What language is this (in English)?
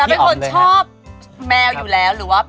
Thai